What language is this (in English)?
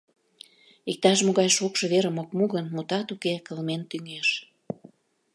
Mari